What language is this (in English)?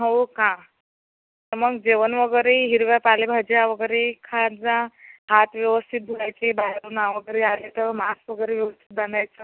Marathi